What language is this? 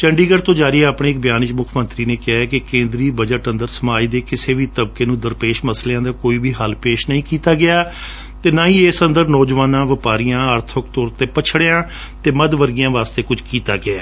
Punjabi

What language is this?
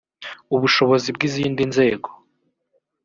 Kinyarwanda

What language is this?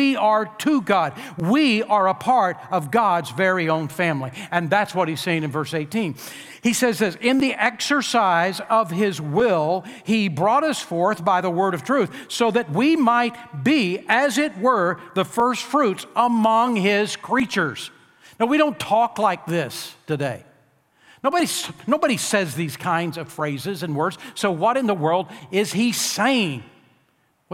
English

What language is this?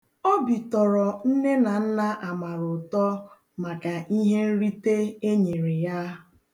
Igbo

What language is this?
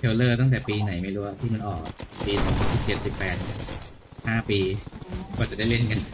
Thai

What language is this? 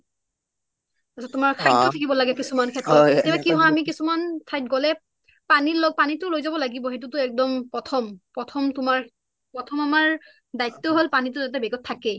Assamese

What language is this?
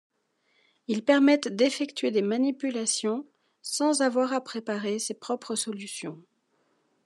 French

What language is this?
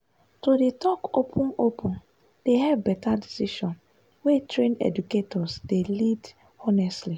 Nigerian Pidgin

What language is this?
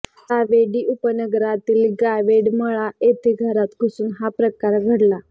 Marathi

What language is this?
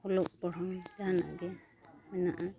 Santali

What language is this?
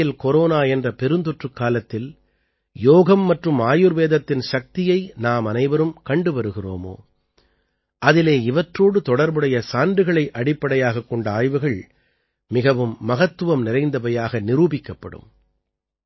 Tamil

